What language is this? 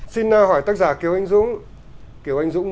Vietnamese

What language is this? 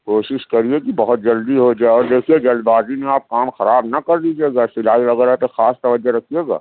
Urdu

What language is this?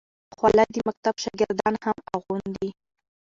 Pashto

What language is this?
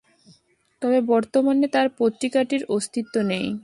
Bangla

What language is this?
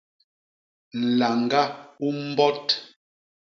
Basaa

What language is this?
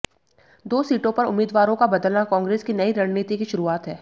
Hindi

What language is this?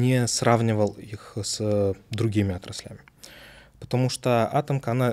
Russian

